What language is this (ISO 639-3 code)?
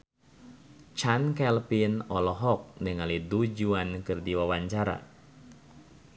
sun